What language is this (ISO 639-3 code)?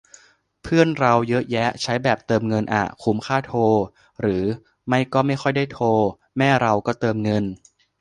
tha